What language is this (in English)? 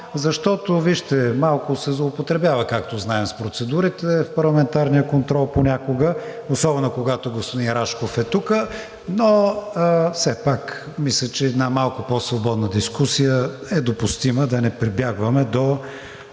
Bulgarian